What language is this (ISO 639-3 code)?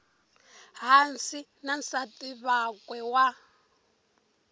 tso